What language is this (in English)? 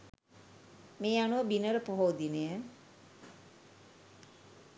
Sinhala